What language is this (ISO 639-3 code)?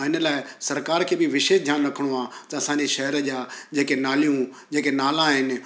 snd